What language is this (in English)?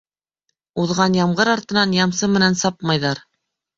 Bashkir